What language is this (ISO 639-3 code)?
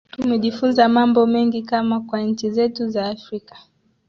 swa